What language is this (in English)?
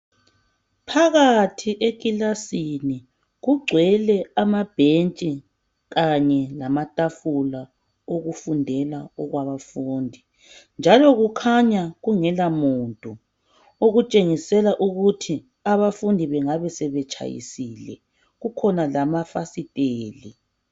North Ndebele